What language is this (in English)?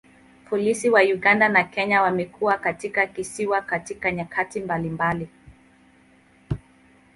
Swahili